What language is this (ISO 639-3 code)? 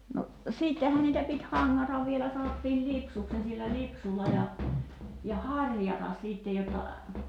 fin